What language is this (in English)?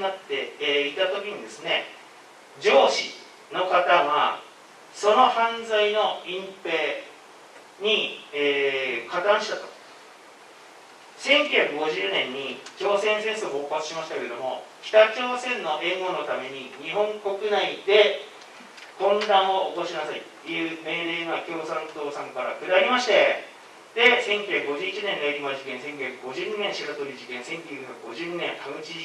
Japanese